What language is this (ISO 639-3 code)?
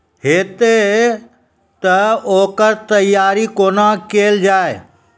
mai